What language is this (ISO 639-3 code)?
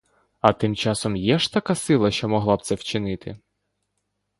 ukr